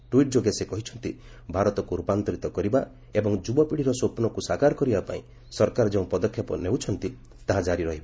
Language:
Odia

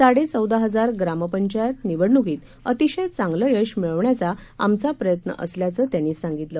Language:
Marathi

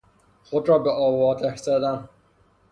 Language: Persian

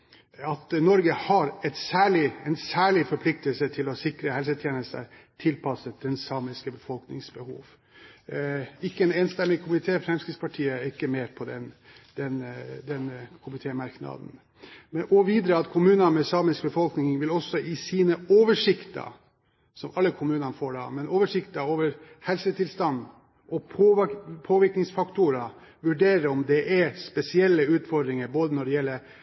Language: Norwegian Bokmål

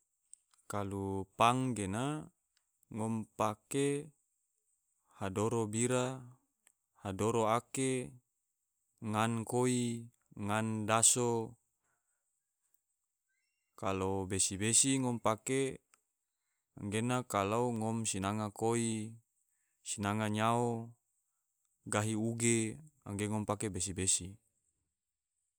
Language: Tidore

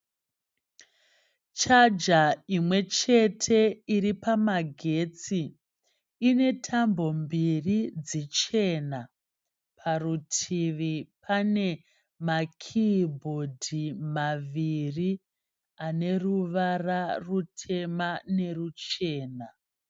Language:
Shona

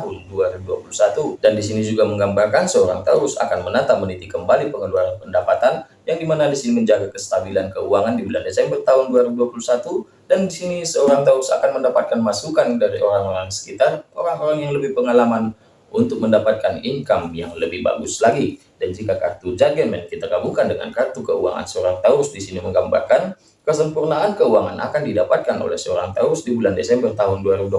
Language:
Indonesian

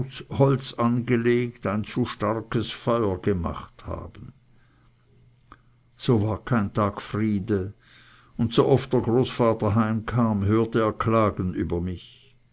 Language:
German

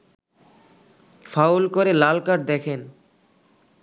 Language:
Bangla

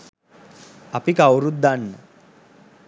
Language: Sinhala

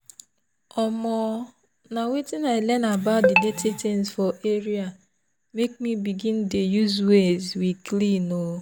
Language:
Nigerian Pidgin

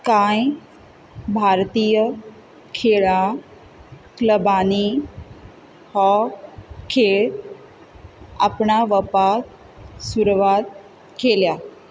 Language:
Konkani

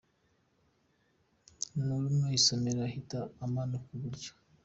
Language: Kinyarwanda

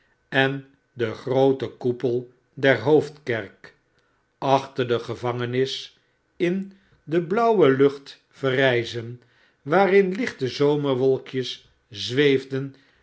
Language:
Dutch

